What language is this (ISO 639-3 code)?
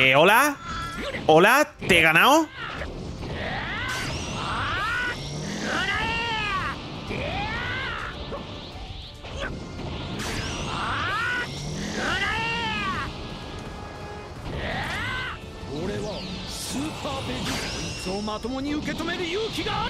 spa